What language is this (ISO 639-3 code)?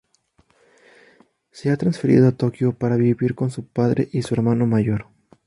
spa